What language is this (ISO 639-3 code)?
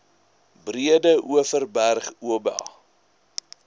afr